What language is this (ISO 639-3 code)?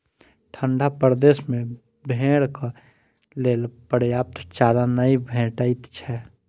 mai